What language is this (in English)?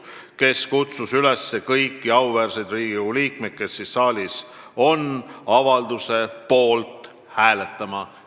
Estonian